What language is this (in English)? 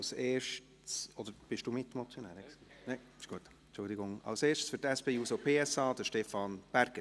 Swiss German